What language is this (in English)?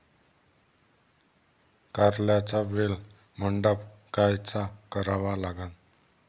Marathi